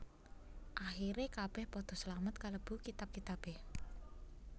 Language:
Javanese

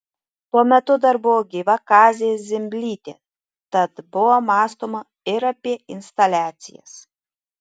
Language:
Lithuanian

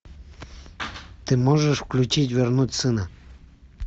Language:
Russian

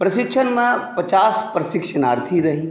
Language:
Maithili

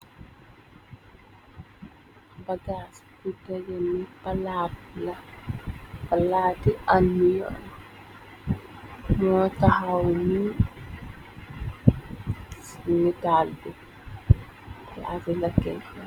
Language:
Wolof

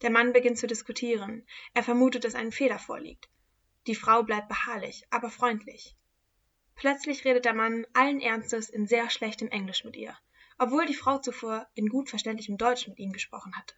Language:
German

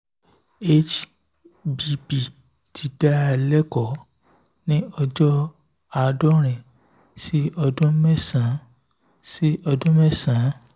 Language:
Yoruba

